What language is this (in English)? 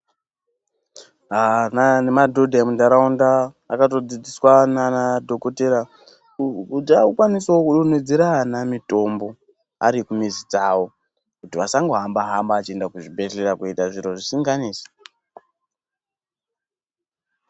Ndau